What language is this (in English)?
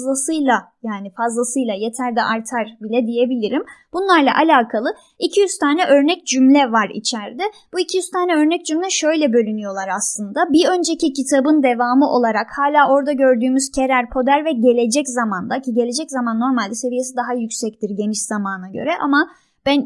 Turkish